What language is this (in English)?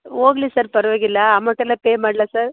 Kannada